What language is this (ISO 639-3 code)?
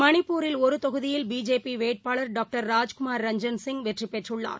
tam